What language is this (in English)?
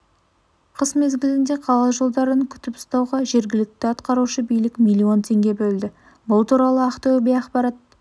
Kazakh